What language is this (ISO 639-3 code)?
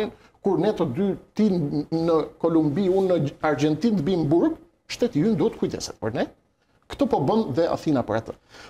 ron